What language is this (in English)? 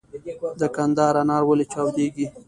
Pashto